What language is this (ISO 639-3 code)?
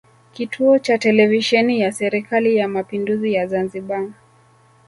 swa